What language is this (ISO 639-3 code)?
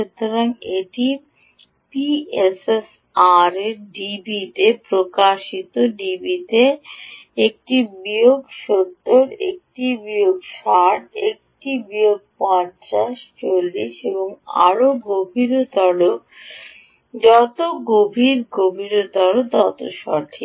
ben